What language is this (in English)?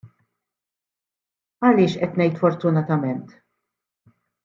Maltese